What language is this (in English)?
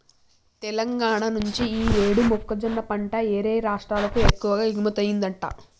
Telugu